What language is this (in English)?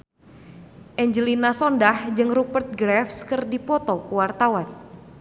Sundanese